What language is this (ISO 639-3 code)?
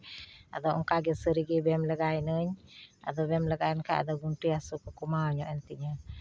sat